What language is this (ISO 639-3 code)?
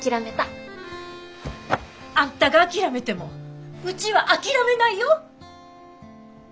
jpn